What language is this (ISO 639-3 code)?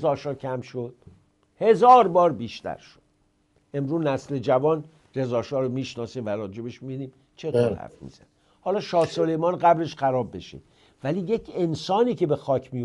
fas